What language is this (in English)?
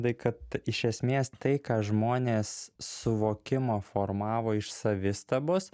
Lithuanian